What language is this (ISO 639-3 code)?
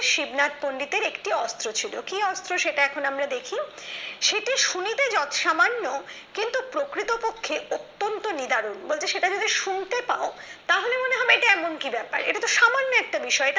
ben